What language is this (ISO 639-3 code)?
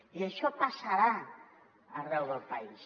cat